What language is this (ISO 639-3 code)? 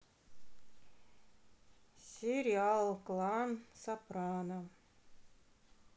rus